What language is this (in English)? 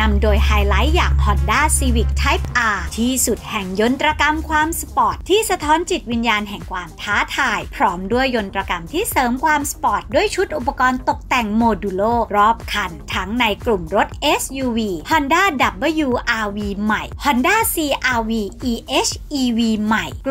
Thai